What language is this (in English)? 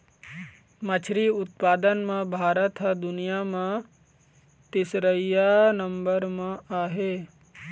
Chhattisgarhi